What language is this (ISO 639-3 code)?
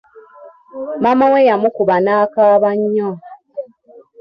lug